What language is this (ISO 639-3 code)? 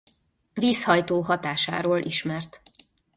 hun